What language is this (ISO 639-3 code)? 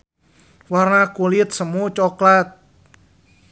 sun